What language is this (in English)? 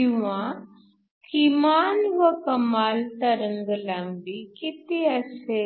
Marathi